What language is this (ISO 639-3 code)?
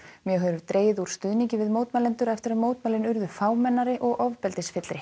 isl